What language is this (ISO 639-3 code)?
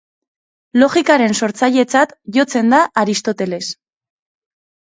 eus